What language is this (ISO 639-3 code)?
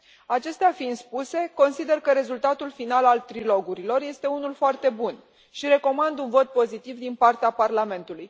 ron